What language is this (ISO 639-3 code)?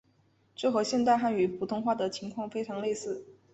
zho